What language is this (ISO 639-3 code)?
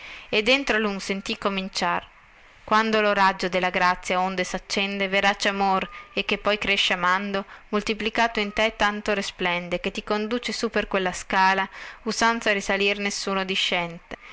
ita